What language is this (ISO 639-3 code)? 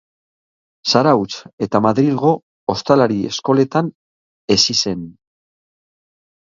eus